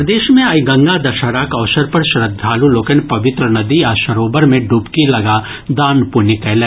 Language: Maithili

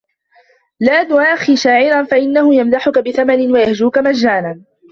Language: Arabic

